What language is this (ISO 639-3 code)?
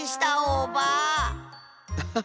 jpn